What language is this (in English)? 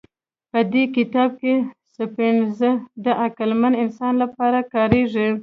Pashto